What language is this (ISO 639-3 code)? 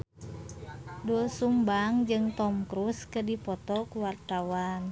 sun